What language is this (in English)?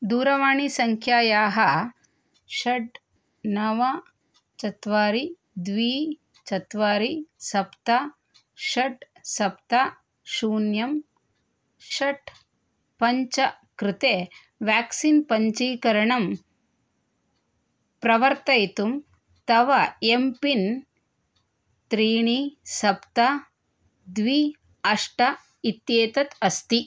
Sanskrit